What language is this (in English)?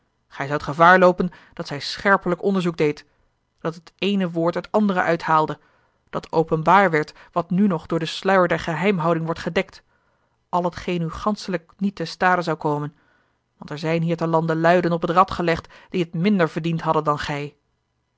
Dutch